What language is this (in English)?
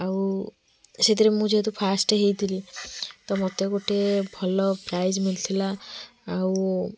Odia